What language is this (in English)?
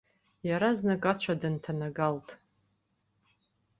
Abkhazian